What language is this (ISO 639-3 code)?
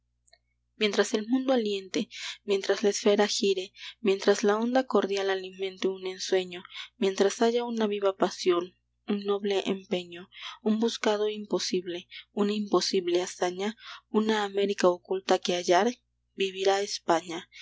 spa